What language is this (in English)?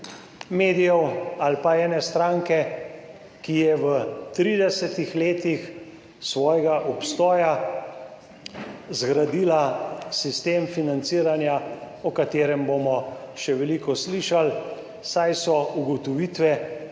Slovenian